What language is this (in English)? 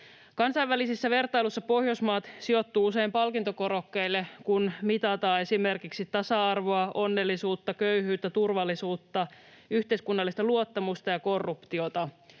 Finnish